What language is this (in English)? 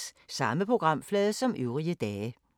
Danish